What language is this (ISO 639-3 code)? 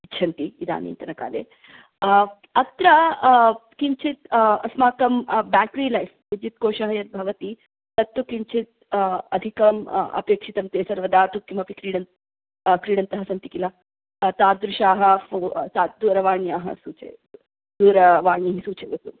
san